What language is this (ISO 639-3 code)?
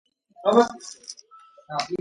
kat